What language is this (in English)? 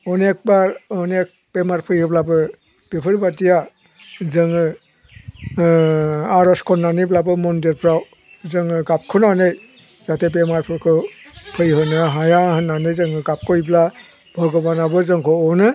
Bodo